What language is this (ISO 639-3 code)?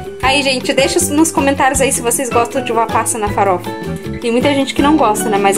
por